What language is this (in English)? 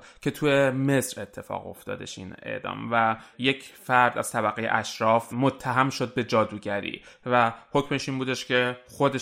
Persian